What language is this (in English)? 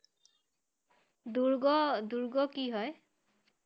Assamese